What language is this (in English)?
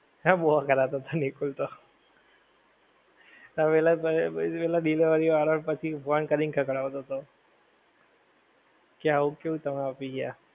Gujarati